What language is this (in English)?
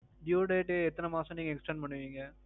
Tamil